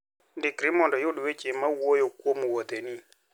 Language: Luo (Kenya and Tanzania)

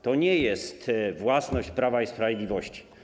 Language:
Polish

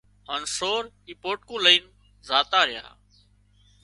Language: Wadiyara Koli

